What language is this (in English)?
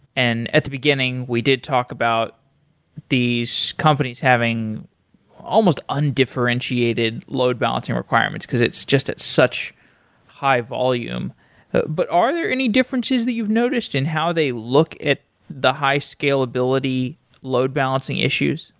English